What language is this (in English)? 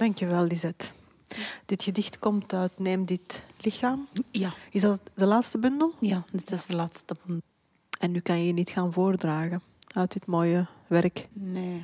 Dutch